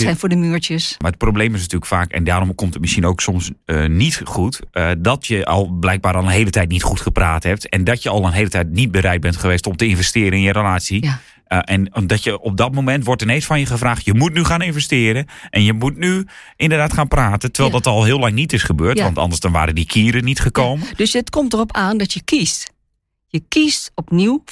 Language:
Dutch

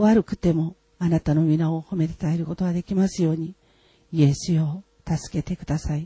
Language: Japanese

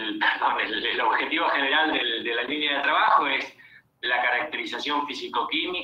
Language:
Spanish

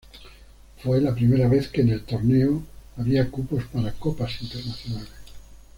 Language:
Spanish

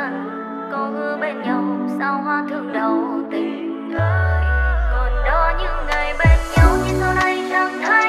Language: Vietnamese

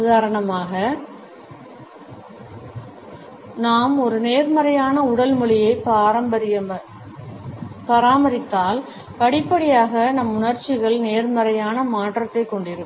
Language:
Tamil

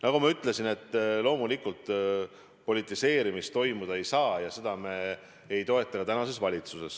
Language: Estonian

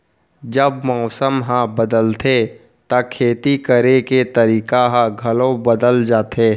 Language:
Chhattisgarhi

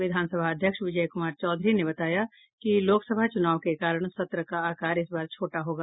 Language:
Hindi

